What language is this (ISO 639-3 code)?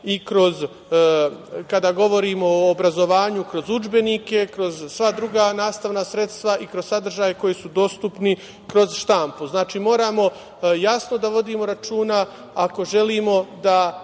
srp